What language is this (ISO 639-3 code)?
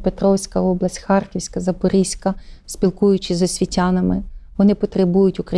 ukr